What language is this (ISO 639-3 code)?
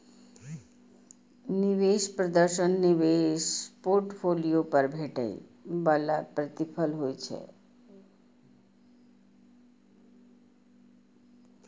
mai